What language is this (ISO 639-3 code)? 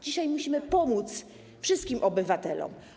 pol